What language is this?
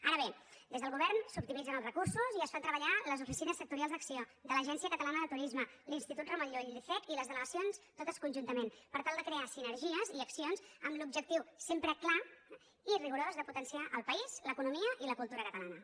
Catalan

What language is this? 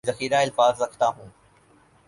Urdu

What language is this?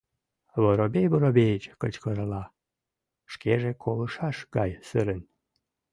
Mari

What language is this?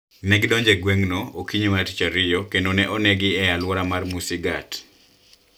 Luo (Kenya and Tanzania)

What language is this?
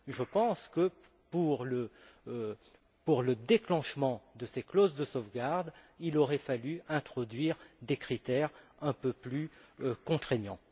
French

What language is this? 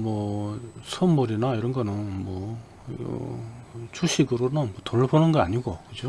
Korean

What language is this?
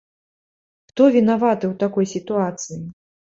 Belarusian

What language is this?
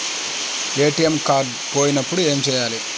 Telugu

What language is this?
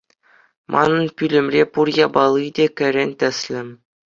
Chuvash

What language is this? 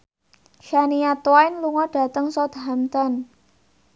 Javanese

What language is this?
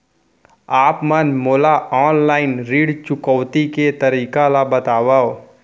Chhattisgarhi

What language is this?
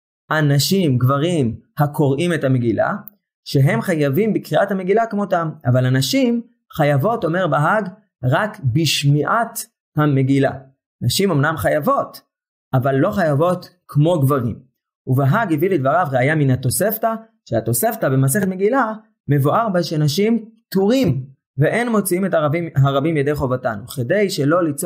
Hebrew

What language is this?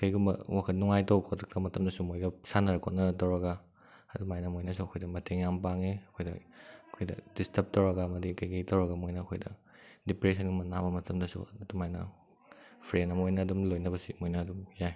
Manipuri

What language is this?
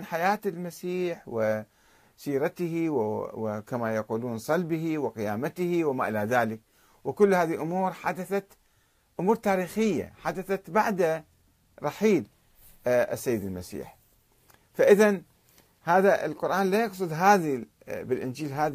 Arabic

